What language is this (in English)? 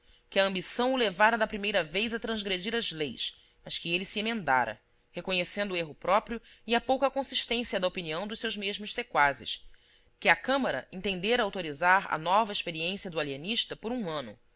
Portuguese